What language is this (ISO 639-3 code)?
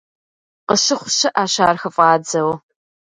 kbd